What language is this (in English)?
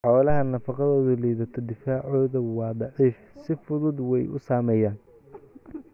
Somali